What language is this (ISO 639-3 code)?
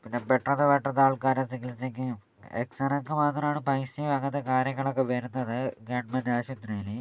mal